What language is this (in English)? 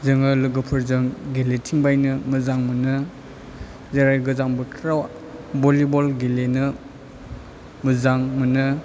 Bodo